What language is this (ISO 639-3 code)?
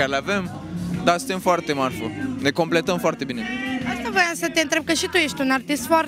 ron